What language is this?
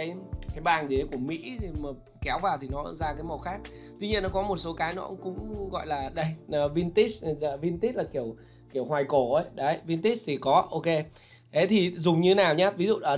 Vietnamese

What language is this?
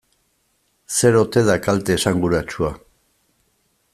Basque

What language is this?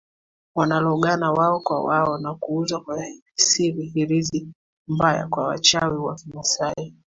Swahili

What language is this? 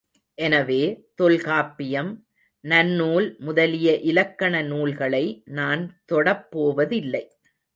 Tamil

